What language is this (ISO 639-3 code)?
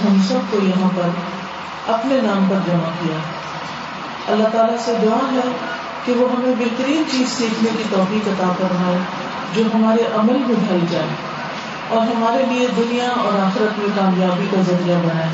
urd